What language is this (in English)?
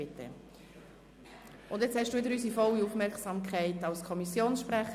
Swiss German